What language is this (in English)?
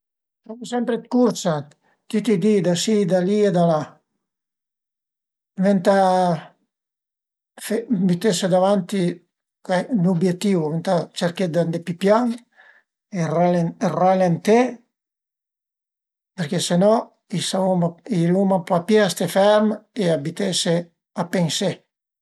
Piedmontese